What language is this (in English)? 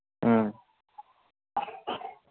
Manipuri